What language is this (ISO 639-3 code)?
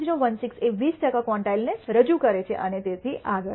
guj